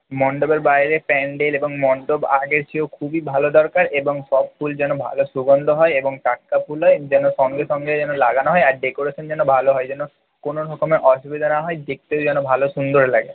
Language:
Bangla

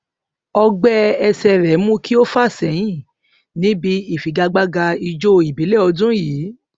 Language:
Yoruba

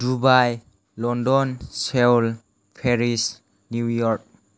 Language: Bodo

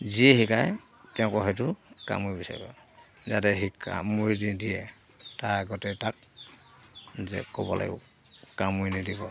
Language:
Assamese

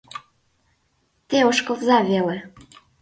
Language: Mari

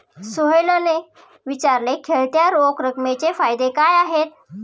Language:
Marathi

